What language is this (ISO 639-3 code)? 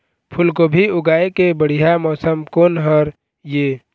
hne